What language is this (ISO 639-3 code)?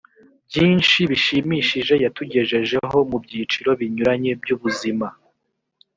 kin